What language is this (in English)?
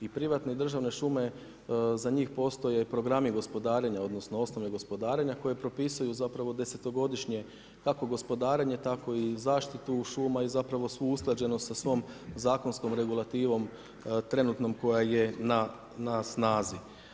Croatian